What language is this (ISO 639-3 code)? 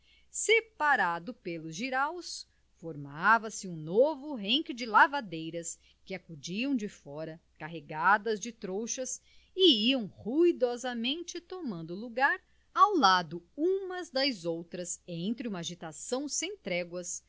por